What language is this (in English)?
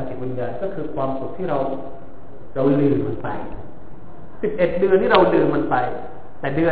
Thai